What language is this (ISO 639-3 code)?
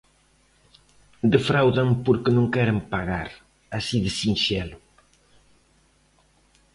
glg